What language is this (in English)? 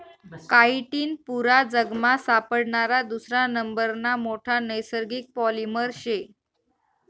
Marathi